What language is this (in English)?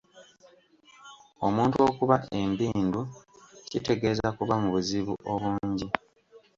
Ganda